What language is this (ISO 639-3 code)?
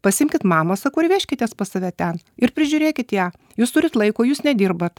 lit